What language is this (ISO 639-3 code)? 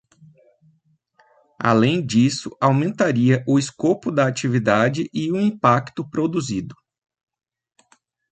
por